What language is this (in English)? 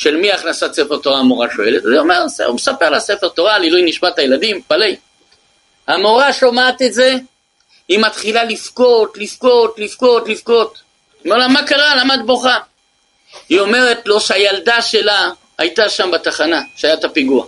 Hebrew